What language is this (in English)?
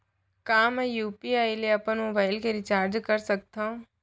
Chhattisgarhi